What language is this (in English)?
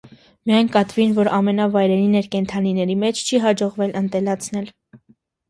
Armenian